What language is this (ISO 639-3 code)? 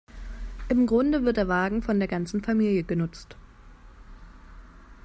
deu